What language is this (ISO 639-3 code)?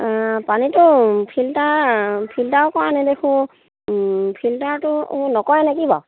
asm